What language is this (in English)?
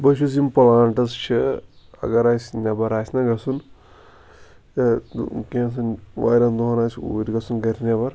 Kashmiri